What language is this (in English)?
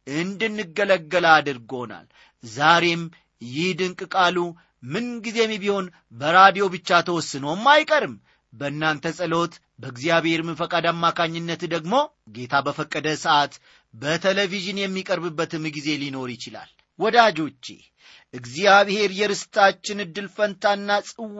Amharic